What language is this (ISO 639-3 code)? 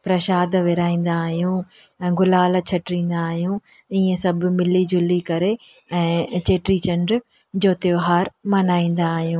snd